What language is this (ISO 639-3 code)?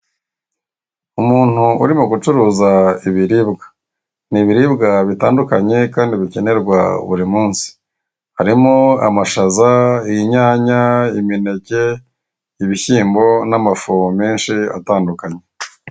kin